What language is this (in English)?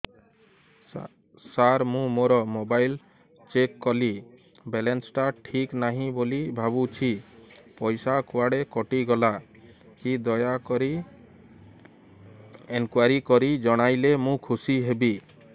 Odia